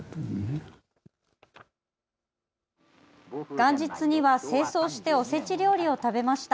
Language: Japanese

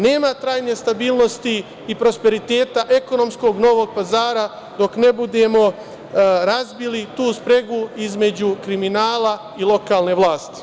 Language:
Serbian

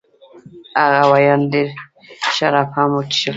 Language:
Pashto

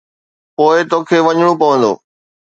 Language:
Sindhi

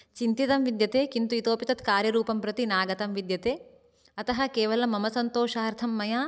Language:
Sanskrit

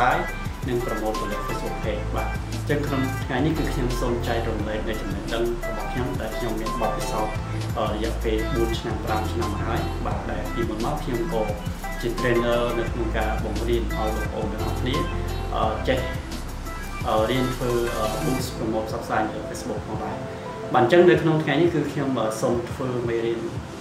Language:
Vietnamese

